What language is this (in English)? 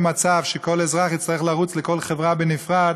Hebrew